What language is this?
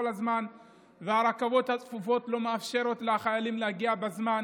Hebrew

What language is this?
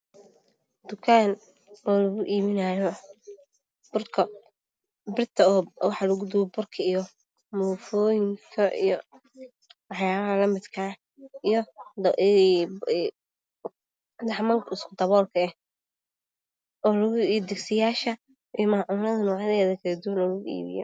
Somali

